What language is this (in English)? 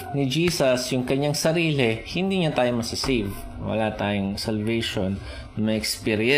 Filipino